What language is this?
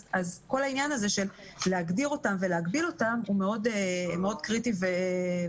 Hebrew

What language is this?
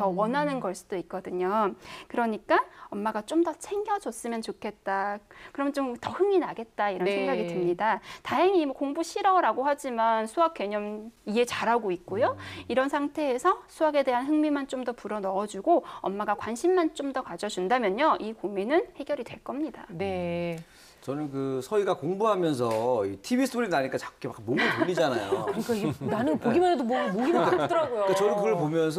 Korean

